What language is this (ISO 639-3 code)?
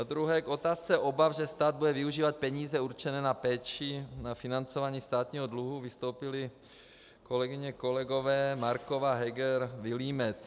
ces